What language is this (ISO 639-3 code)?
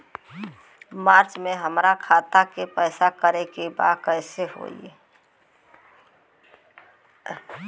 bho